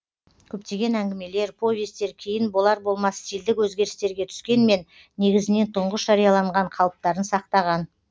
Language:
Kazakh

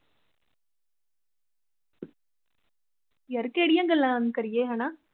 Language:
Punjabi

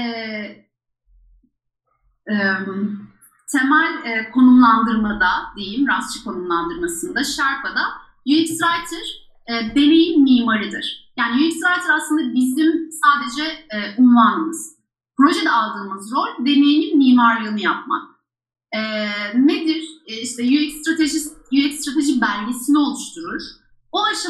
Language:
Turkish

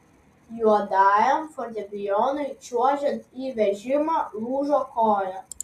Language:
Lithuanian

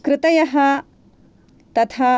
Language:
Sanskrit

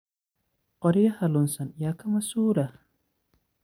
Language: Somali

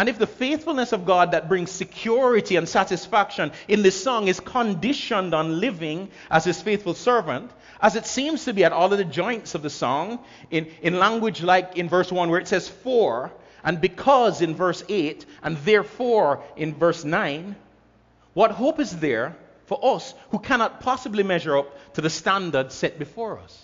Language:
English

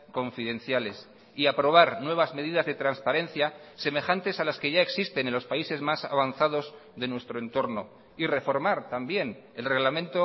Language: Spanish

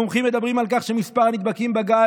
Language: Hebrew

